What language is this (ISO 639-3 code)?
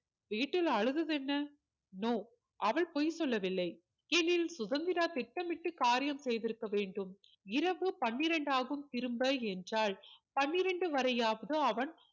tam